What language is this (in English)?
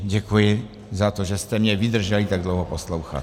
Czech